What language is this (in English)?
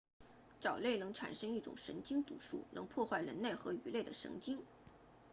Chinese